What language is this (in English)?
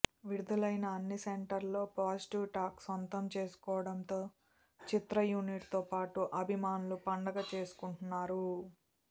Telugu